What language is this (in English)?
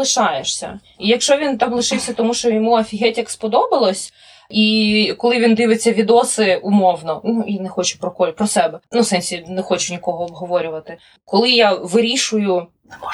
Ukrainian